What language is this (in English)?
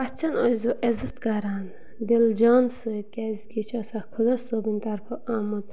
Kashmiri